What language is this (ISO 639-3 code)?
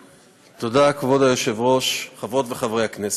heb